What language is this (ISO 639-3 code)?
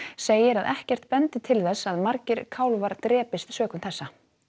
isl